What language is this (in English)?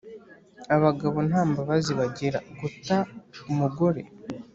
Kinyarwanda